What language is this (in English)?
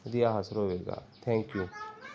Punjabi